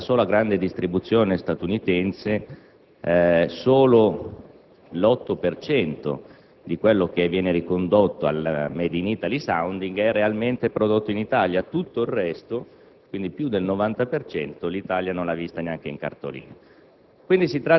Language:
Italian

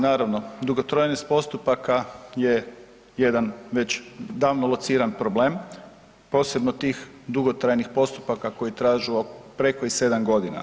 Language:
Croatian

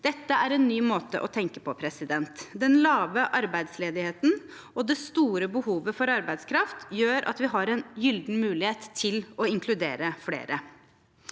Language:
Norwegian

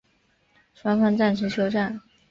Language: Chinese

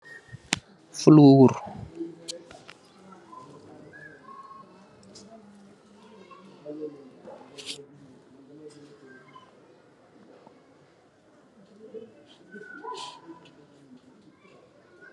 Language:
Wolof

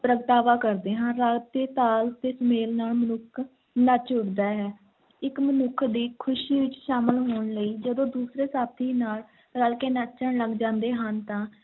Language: Punjabi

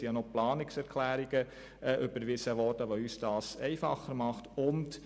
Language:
Swiss German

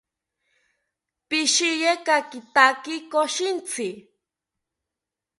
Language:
South Ucayali Ashéninka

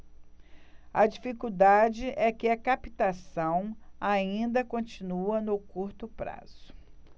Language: Portuguese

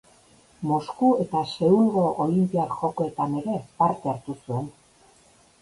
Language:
Basque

